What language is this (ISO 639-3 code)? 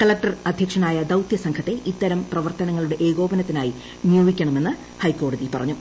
mal